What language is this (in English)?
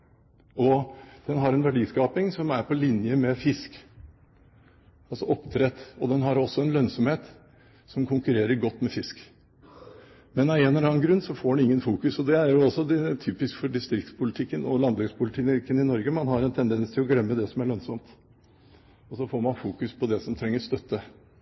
Norwegian Bokmål